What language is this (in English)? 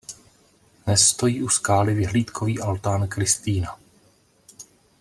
Czech